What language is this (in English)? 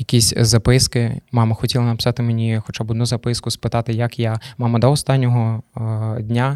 Ukrainian